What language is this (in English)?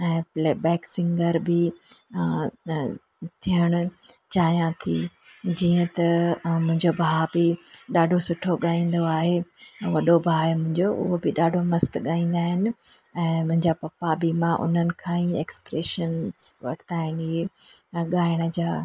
Sindhi